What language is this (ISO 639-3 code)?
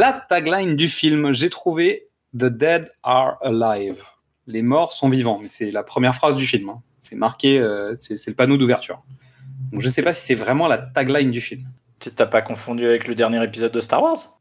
fra